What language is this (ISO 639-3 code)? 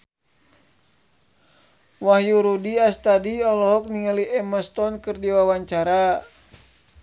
sun